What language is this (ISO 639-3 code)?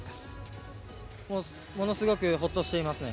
jpn